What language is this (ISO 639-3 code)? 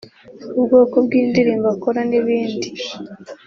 kin